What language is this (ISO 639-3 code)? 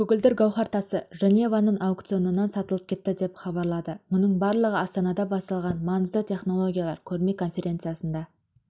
kaz